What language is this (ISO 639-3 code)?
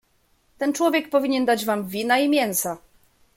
pol